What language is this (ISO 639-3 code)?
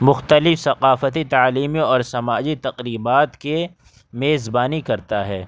urd